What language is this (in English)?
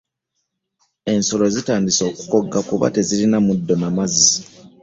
Ganda